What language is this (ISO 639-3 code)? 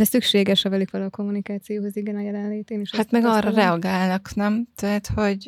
hun